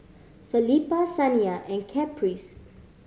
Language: English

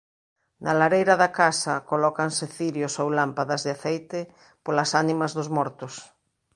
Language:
Galician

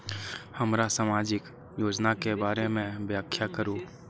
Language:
Maithili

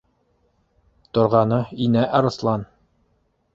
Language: Bashkir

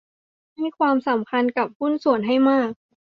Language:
Thai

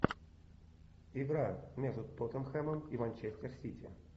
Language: Russian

